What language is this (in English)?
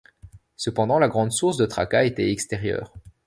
French